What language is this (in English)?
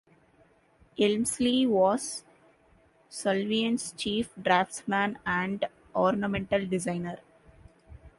English